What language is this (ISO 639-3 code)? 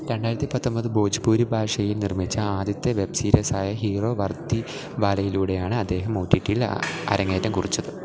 mal